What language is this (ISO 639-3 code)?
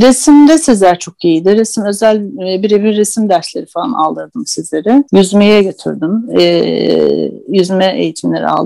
tur